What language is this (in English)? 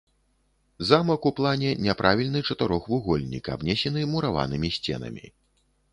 Belarusian